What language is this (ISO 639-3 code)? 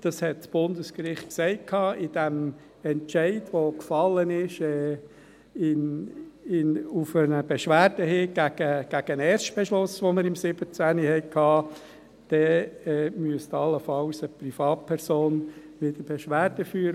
gsw